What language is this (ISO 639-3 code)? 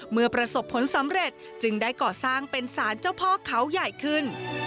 tha